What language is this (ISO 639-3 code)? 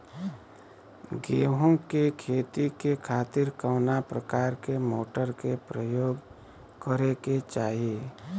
bho